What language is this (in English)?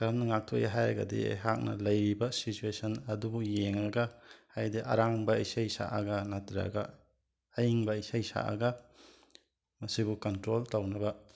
Manipuri